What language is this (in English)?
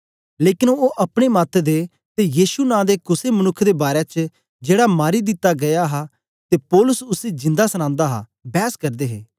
Dogri